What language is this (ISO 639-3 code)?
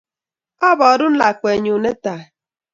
kln